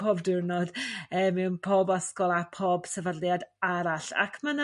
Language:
Welsh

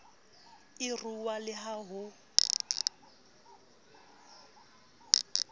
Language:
Southern Sotho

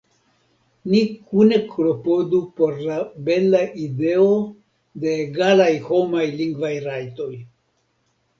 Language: Esperanto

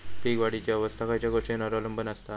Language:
Marathi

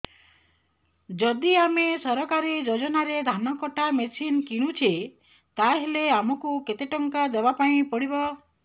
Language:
Odia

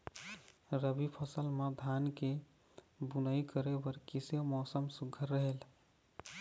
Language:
Chhattisgarhi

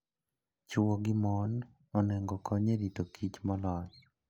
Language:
Luo (Kenya and Tanzania)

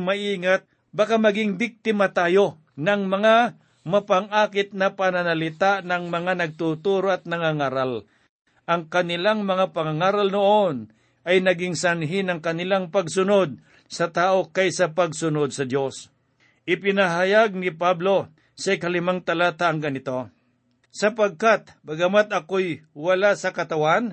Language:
Filipino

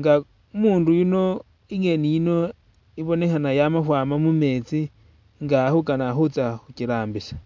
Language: Masaaba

